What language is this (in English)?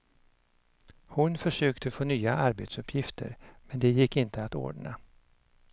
Swedish